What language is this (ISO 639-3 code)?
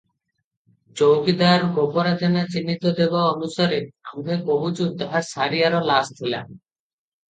ori